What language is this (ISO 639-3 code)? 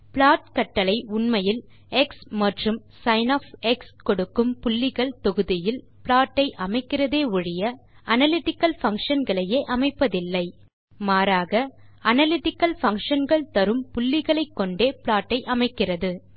tam